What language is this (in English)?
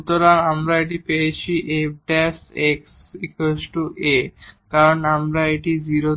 Bangla